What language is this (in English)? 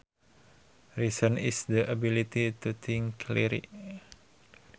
Sundanese